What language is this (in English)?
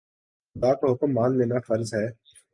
Urdu